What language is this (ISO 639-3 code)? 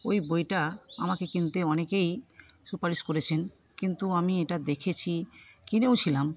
ben